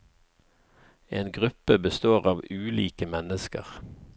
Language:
Norwegian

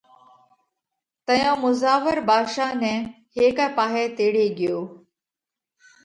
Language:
Parkari Koli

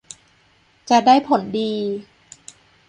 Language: Thai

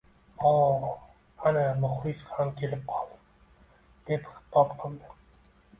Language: Uzbek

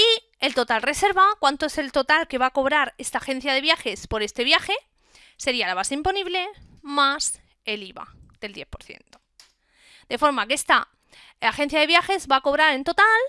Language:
Spanish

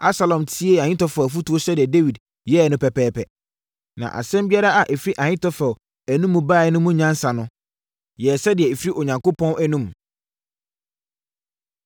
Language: Akan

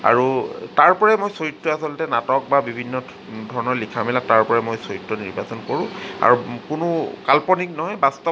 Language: Assamese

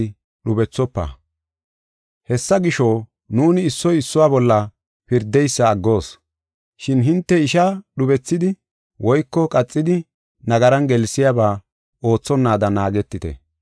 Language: Gofa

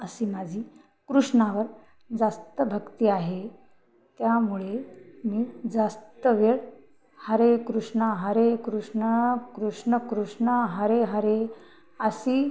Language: Marathi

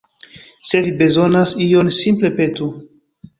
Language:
Esperanto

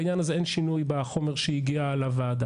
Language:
Hebrew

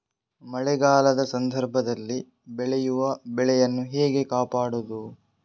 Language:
Kannada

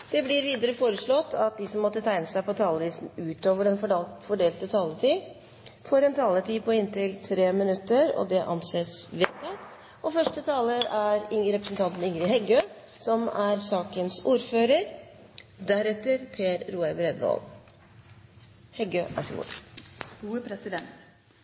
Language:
Norwegian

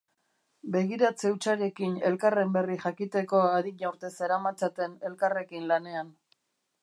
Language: Basque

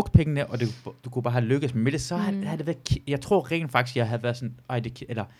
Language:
Danish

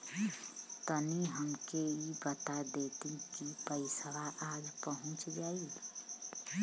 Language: Bhojpuri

